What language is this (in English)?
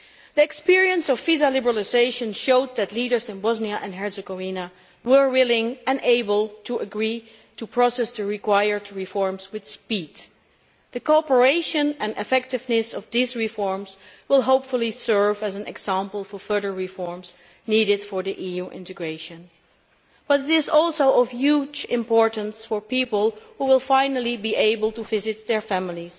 English